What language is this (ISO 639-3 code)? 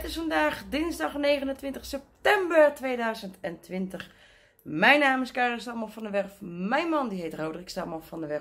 nld